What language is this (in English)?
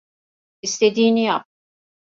Turkish